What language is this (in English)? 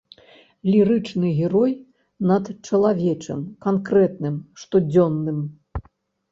Belarusian